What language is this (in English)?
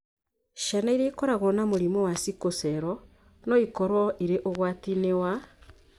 Kikuyu